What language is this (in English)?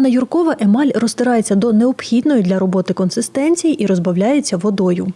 Ukrainian